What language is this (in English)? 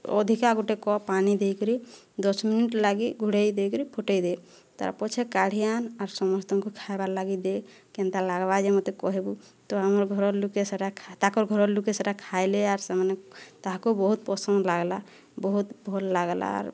Odia